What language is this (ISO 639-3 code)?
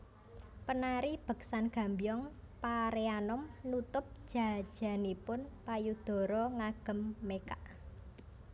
jav